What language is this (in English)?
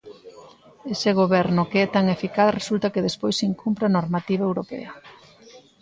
Galician